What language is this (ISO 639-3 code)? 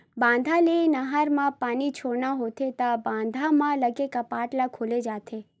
hne